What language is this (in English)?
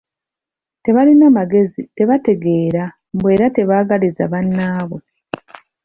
Ganda